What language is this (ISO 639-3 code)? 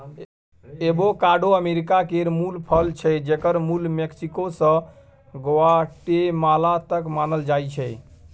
mai